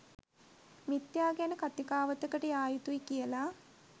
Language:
Sinhala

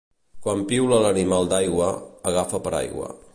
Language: Catalan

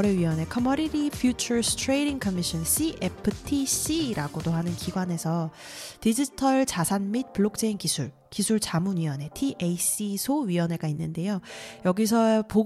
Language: Korean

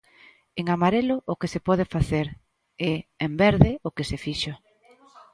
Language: Galician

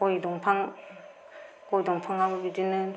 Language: Bodo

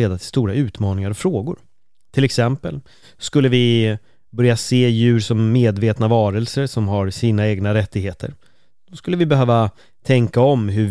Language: Swedish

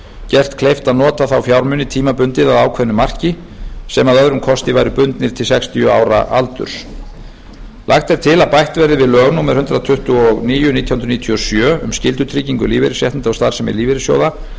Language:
Icelandic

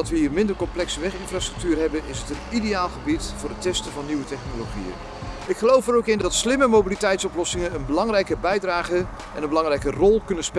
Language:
Dutch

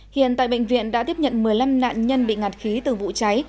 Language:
Vietnamese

